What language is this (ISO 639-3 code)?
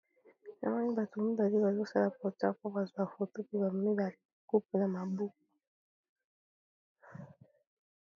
lin